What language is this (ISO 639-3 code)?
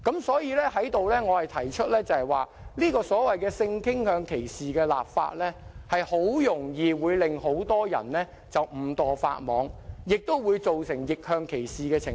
yue